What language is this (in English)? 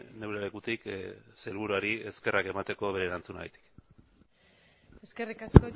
Basque